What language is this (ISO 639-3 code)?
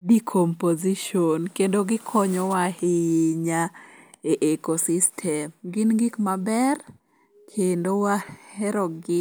luo